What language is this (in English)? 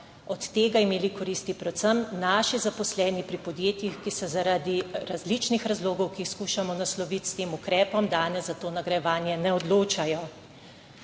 Slovenian